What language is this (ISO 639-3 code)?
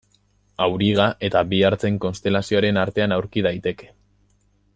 eus